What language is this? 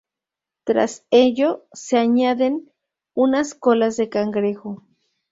Spanish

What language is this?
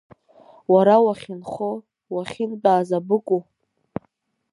Abkhazian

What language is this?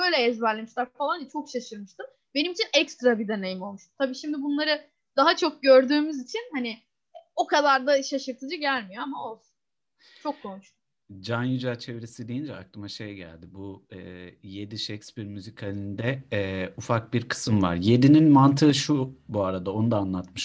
Turkish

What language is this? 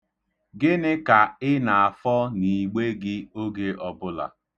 Igbo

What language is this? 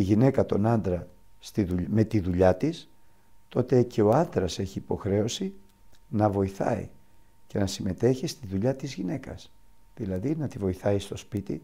Greek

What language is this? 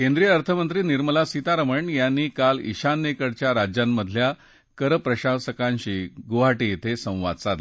Marathi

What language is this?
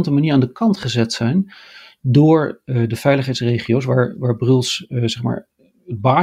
Dutch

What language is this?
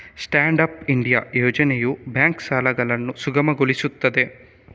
Kannada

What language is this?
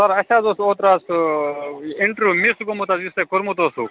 Kashmiri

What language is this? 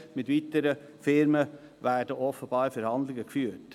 Swiss German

